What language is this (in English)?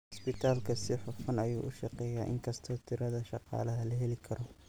Somali